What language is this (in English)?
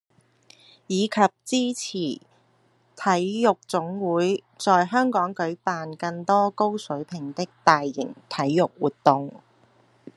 Cantonese